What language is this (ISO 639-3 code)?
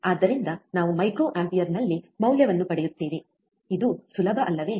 kan